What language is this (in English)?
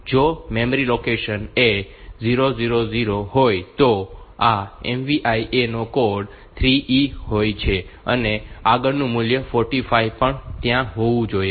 Gujarati